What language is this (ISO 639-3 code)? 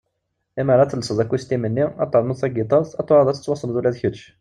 kab